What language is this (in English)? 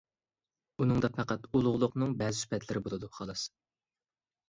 Uyghur